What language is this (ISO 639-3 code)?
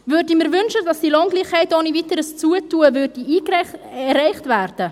gsw